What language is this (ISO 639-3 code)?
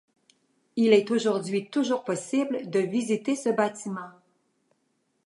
fra